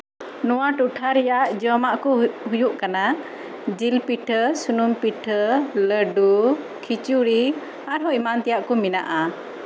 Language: Santali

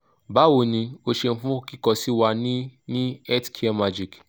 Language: Yoruba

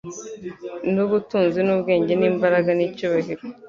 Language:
Kinyarwanda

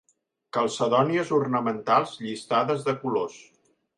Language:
Catalan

